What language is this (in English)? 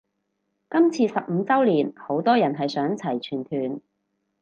Cantonese